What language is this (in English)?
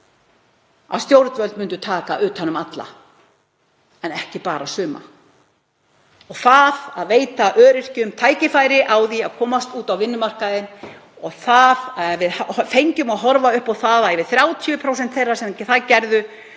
Icelandic